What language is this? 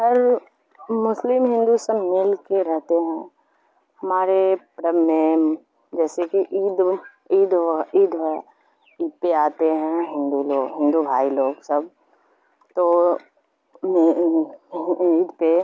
Urdu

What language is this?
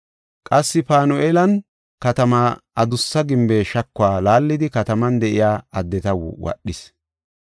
Gofa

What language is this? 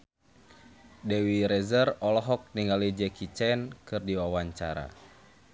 Sundanese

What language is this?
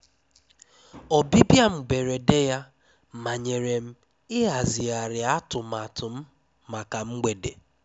Igbo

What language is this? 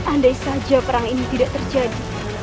Indonesian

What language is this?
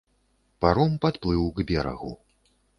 Belarusian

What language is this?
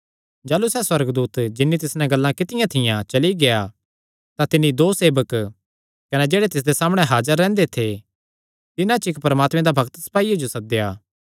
Kangri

